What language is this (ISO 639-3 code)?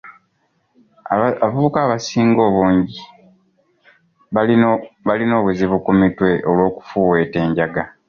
lug